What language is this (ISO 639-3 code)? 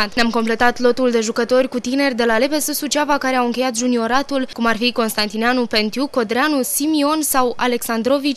ron